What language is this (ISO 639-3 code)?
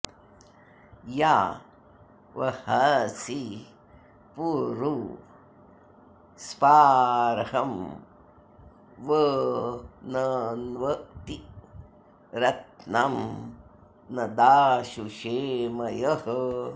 san